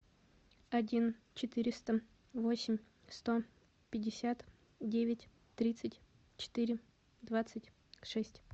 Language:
Russian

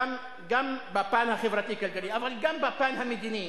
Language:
Hebrew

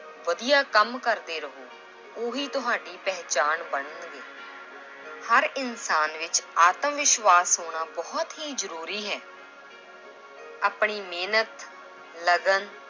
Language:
Punjabi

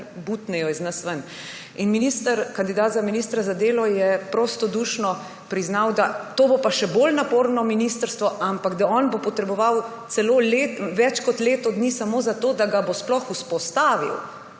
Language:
Slovenian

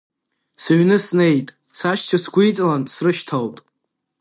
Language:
Abkhazian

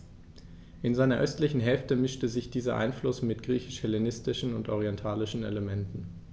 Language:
German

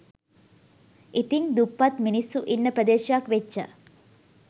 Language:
Sinhala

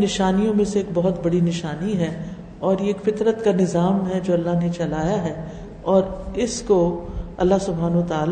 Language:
Urdu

